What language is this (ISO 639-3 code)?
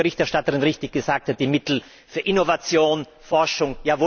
deu